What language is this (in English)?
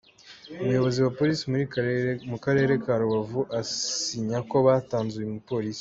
Kinyarwanda